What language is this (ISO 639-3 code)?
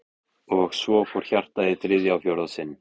isl